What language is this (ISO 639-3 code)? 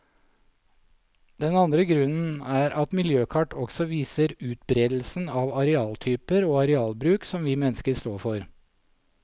nor